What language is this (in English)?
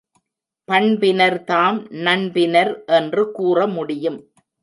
Tamil